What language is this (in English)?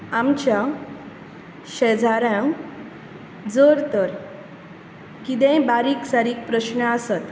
Konkani